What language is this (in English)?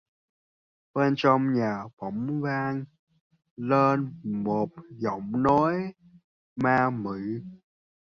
Vietnamese